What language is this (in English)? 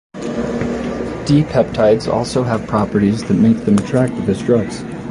English